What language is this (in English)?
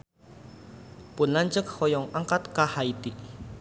Sundanese